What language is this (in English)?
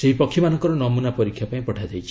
Odia